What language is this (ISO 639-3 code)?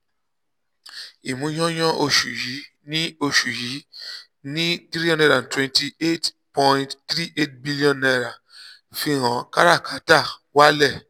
yor